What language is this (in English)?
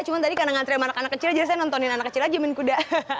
Indonesian